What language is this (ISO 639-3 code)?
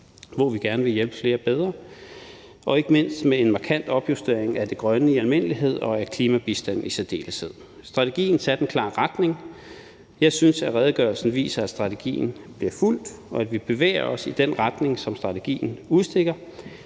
dan